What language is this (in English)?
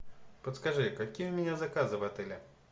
Russian